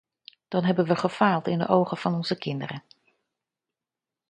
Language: Dutch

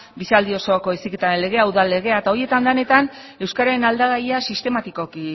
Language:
Basque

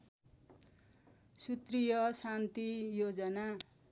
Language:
Nepali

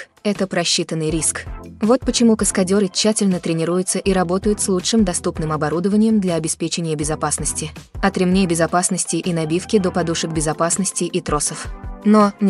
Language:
Russian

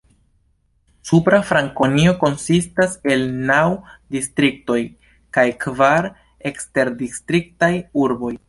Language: Esperanto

